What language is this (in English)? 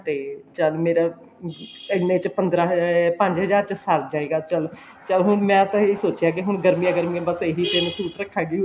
Punjabi